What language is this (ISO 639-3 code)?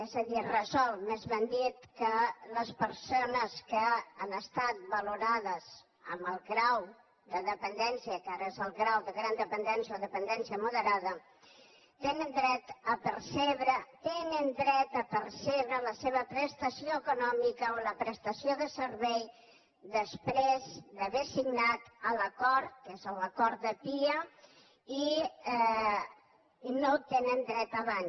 cat